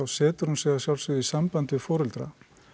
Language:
Icelandic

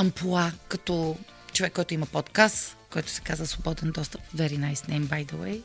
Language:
Bulgarian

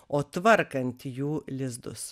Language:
Lithuanian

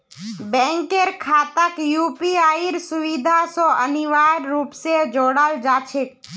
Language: Magahi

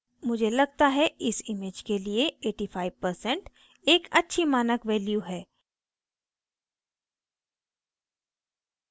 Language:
Hindi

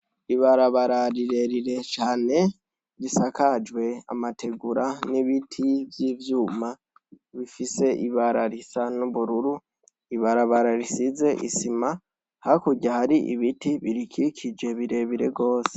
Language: Rundi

